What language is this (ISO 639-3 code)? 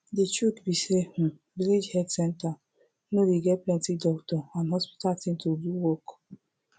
pcm